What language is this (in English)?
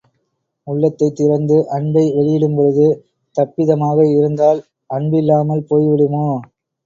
Tamil